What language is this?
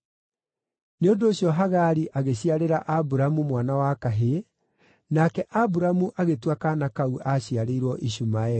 Kikuyu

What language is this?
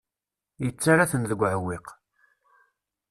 Kabyle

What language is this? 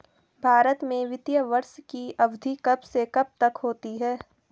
Hindi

